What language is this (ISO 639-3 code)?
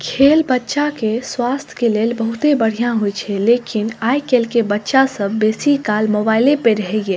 mai